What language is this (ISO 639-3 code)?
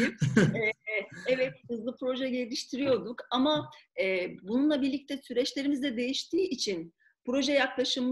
tur